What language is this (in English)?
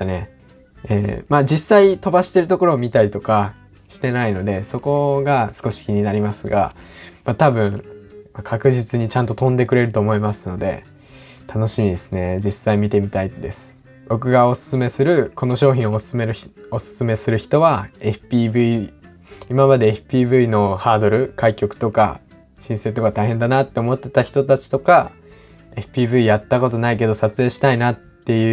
Japanese